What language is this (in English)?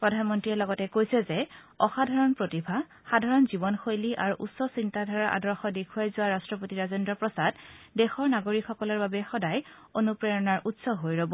Assamese